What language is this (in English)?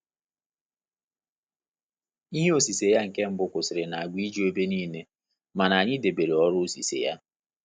Igbo